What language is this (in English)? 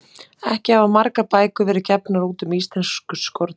Icelandic